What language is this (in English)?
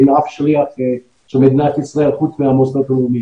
Hebrew